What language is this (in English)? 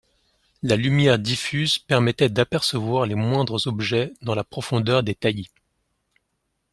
French